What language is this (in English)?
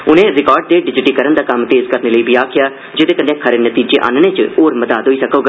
Dogri